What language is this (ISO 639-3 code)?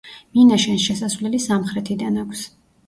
kat